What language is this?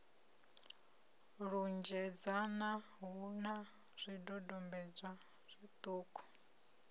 Venda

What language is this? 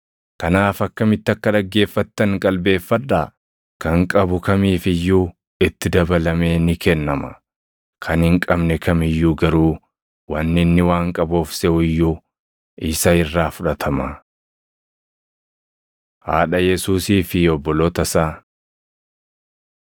Oromo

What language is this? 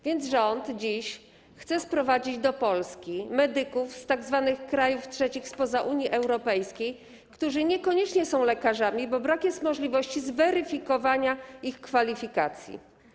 Polish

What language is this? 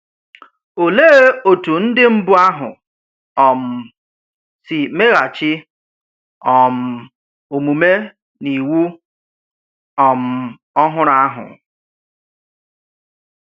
Igbo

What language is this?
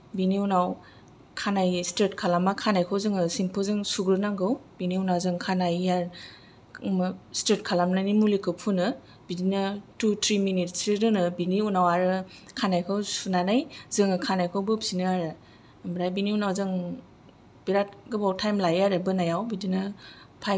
Bodo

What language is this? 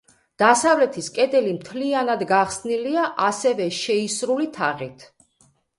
Georgian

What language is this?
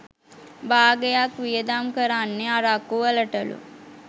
Sinhala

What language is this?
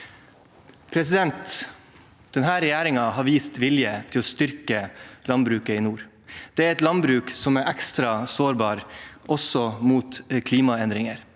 Norwegian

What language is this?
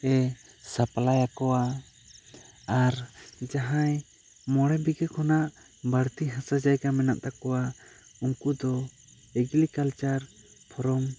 Santali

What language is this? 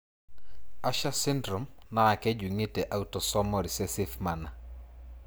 Masai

